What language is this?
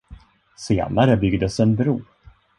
Swedish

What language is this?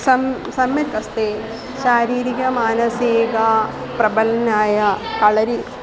Sanskrit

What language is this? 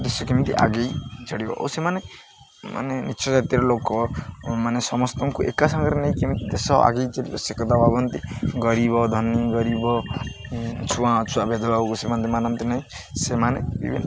Odia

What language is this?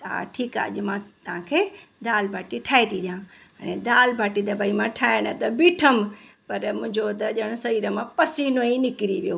Sindhi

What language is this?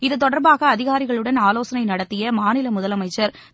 Tamil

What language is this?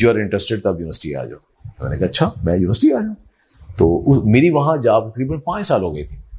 Urdu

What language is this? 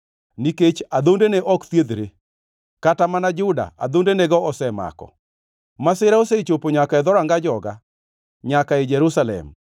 Luo (Kenya and Tanzania)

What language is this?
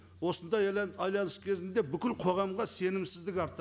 Kazakh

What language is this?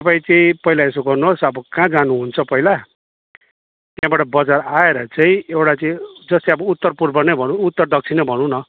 Nepali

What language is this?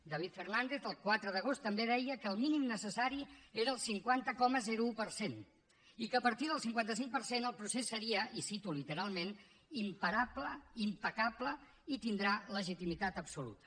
Catalan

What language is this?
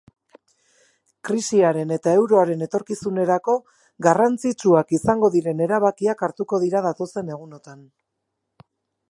Basque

